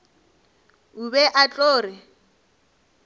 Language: Northern Sotho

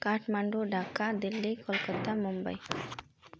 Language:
Nepali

